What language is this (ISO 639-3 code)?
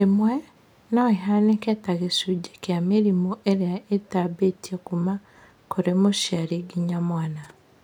kik